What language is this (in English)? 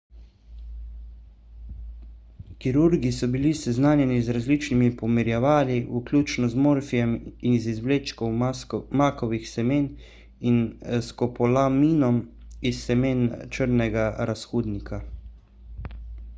Slovenian